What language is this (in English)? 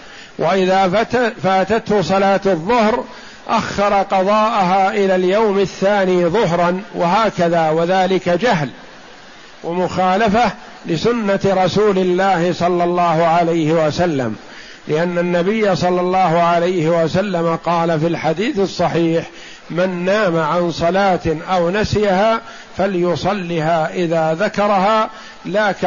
Arabic